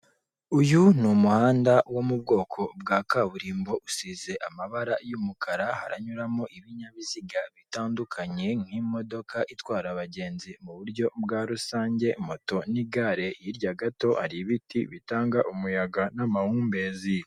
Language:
Kinyarwanda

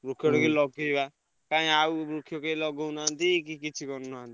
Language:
Odia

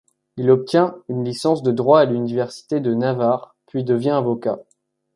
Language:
French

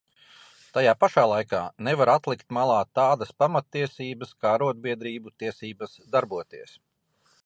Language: Latvian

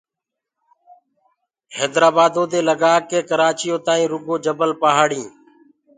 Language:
Gurgula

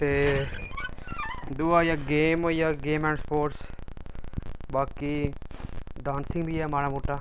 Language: Dogri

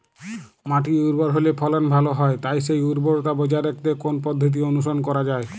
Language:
Bangla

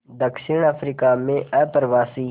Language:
Hindi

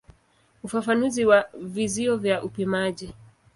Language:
Swahili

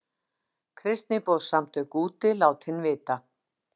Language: Icelandic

